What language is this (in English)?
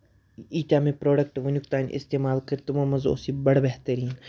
Kashmiri